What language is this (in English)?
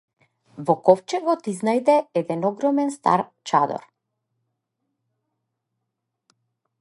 Macedonian